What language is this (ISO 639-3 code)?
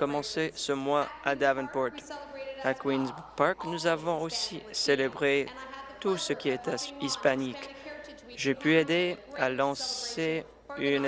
fra